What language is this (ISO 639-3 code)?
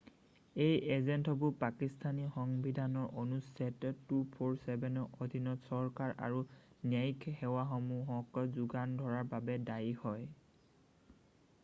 asm